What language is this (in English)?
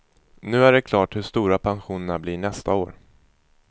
Swedish